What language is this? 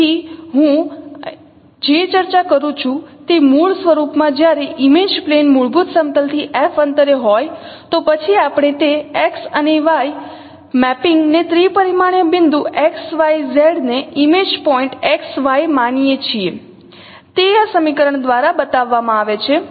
Gujarati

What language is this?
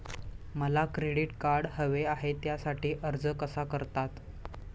Marathi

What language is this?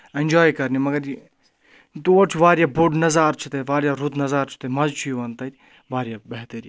Kashmiri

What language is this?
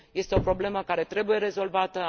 Romanian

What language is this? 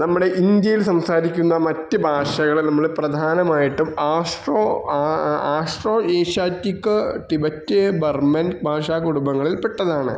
Malayalam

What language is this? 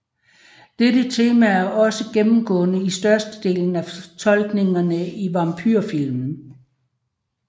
Danish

